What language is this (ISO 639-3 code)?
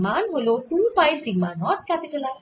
ben